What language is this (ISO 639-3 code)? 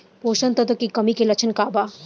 bho